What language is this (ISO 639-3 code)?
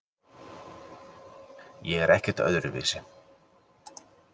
isl